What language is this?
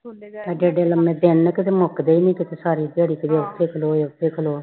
Punjabi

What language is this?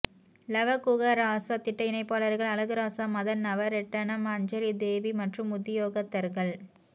Tamil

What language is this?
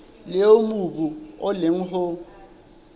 Southern Sotho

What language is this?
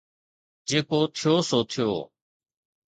Sindhi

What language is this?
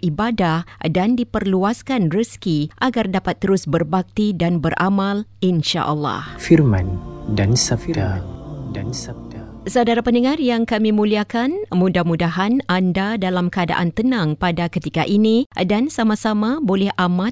Malay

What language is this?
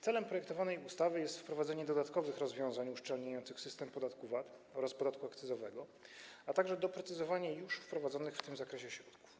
Polish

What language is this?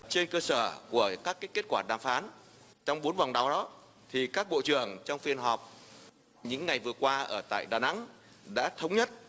Vietnamese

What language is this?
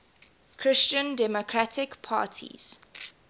English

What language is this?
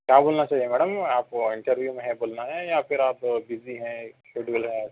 Urdu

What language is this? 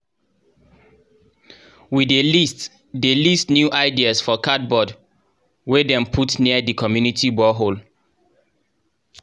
Nigerian Pidgin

